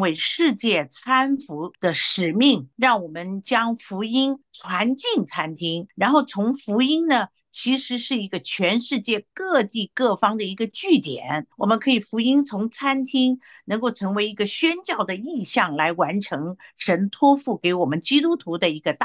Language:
Chinese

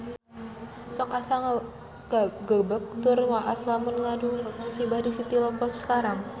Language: Sundanese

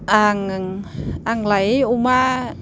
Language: Bodo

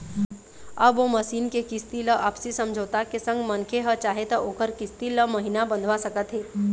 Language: Chhattisgarhi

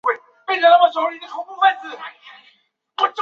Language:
Chinese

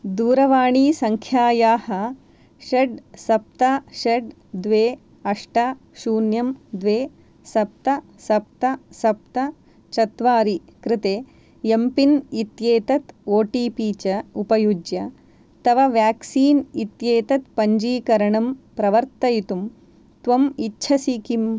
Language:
Sanskrit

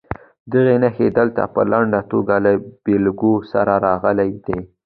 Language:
Pashto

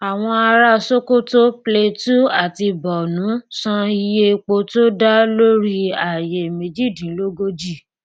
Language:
Yoruba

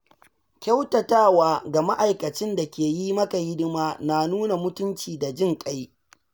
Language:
Hausa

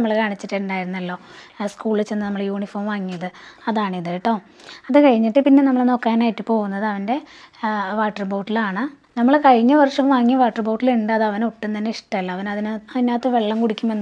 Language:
Arabic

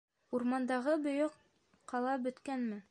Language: Bashkir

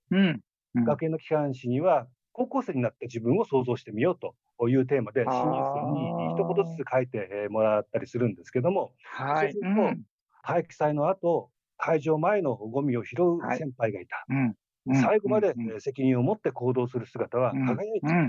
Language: Japanese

